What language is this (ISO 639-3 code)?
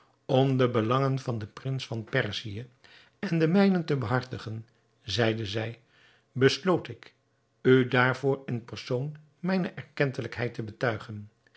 nld